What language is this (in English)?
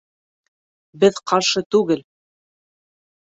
Bashkir